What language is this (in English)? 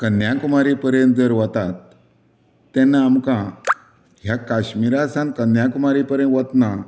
Konkani